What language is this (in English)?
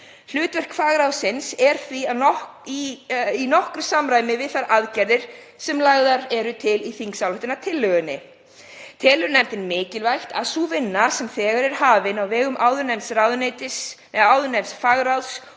Icelandic